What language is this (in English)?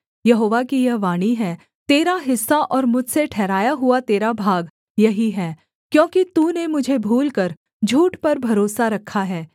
Hindi